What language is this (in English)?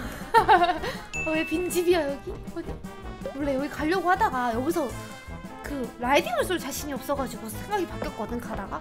Korean